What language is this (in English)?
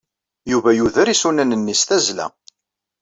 Kabyle